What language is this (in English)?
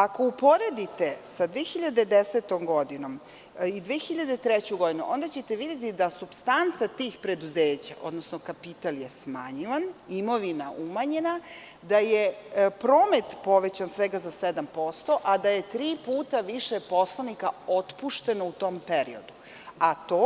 Serbian